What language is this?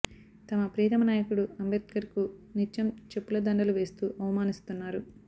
Telugu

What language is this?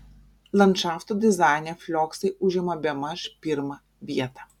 Lithuanian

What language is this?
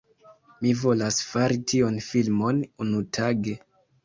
Esperanto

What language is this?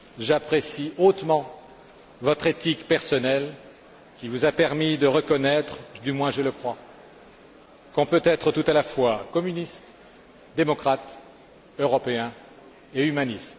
French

